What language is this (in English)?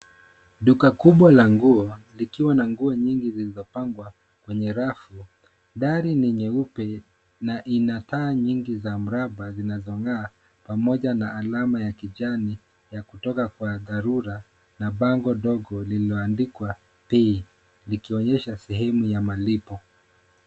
Swahili